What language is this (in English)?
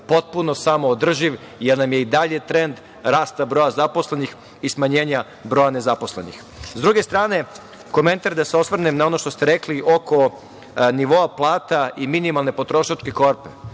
Serbian